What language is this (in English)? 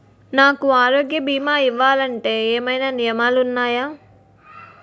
Telugu